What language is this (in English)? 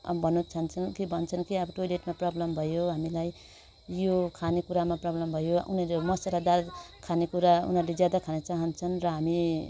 Nepali